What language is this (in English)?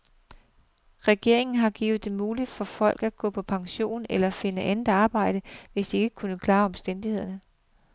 Danish